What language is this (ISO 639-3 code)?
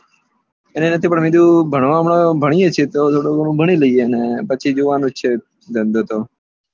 guj